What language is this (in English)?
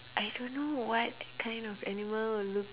English